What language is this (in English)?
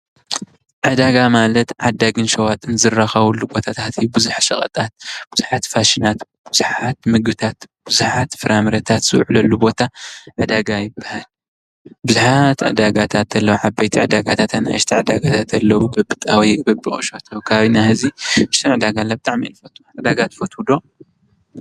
Tigrinya